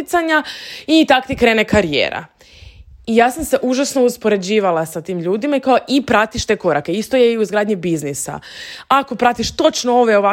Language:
Croatian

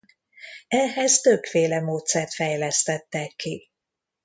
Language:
Hungarian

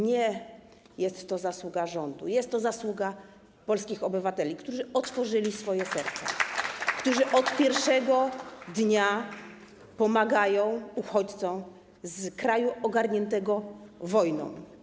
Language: Polish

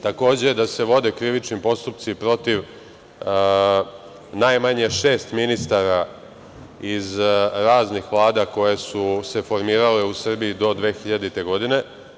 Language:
Serbian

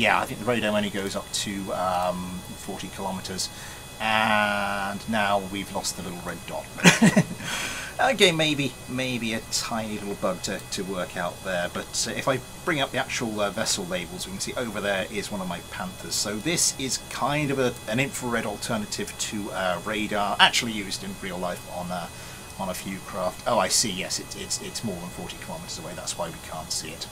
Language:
English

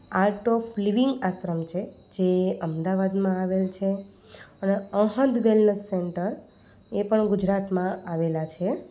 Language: Gujarati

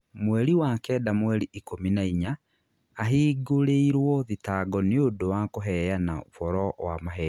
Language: Kikuyu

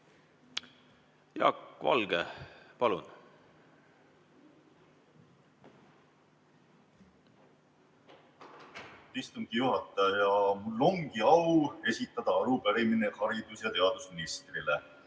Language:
Estonian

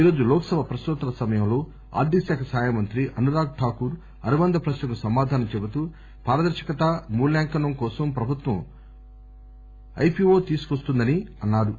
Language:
Telugu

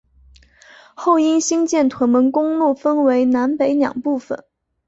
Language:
Chinese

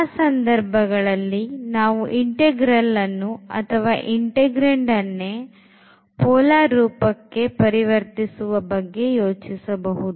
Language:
Kannada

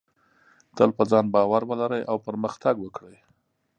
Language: Pashto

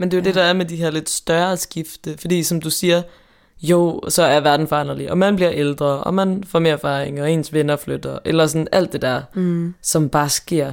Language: Danish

